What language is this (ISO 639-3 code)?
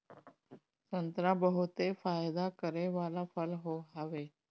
bho